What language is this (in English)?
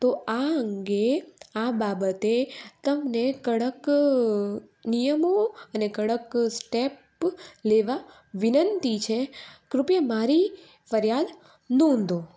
Gujarati